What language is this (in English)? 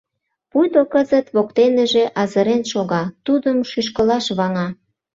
Mari